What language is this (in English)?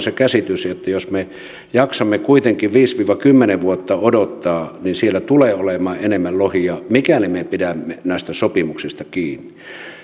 Finnish